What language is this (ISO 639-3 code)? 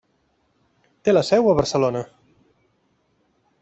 cat